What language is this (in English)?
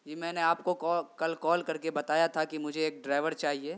Urdu